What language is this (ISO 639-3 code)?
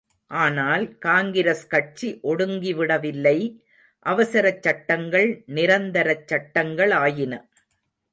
tam